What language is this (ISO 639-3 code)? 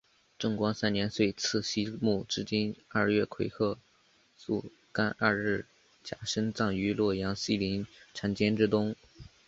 zho